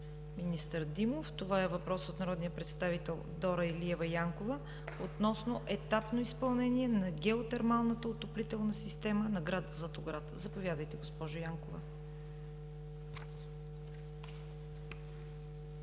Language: Bulgarian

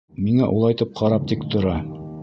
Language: Bashkir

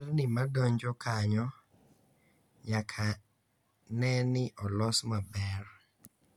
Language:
Luo (Kenya and Tanzania)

